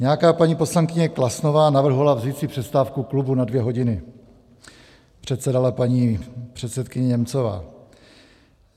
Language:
Czech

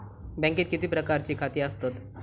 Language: Marathi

